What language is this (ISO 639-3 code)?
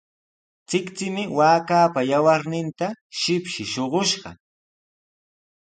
qws